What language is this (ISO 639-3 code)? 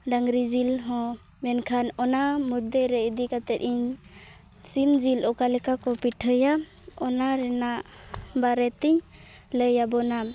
sat